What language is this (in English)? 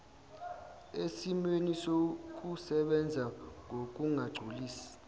Zulu